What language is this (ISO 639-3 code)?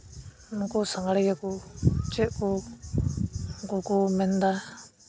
sat